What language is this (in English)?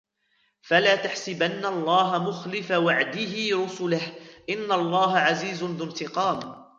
Arabic